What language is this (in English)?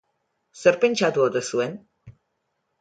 Basque